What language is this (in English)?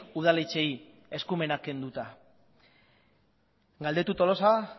Basque